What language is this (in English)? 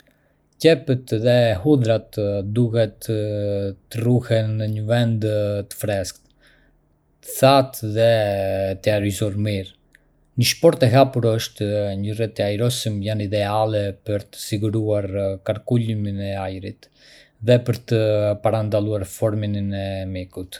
Arbëreshë Albanian